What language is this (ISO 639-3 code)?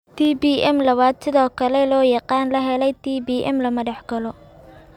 som